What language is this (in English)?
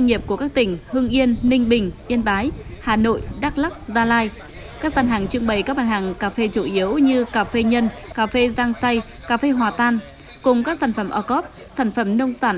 Vietnamese